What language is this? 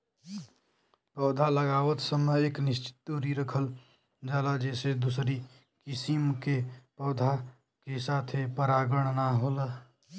Bhojpuri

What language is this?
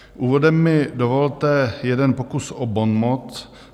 Czech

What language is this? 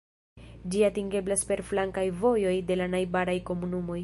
Esperanto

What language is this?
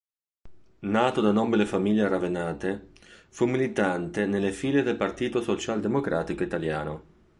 Italian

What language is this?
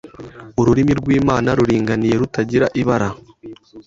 Kinyarwanda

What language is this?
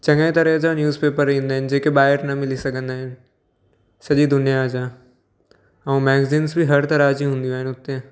Sindhi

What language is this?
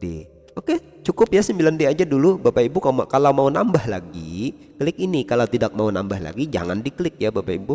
Indonesian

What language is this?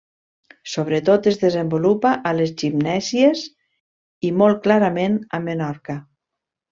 Catalan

